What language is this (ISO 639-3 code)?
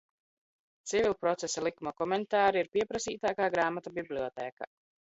lav